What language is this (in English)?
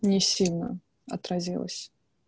Russian